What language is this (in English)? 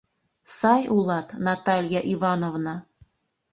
Mari